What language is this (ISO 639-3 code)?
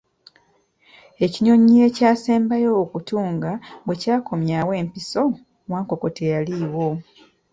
lug